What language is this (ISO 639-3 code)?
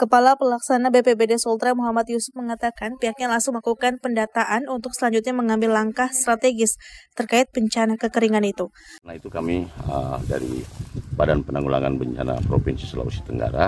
ind